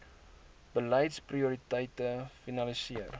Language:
Afrikaans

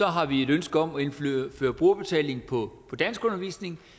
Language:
Danish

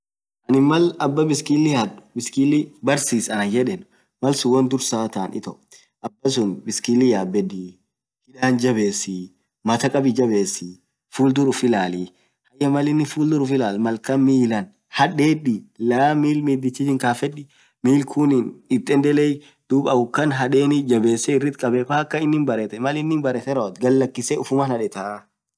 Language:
Orma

